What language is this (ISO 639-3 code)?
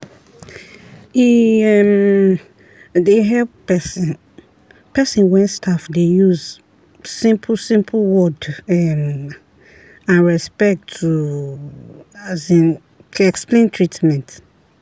pcm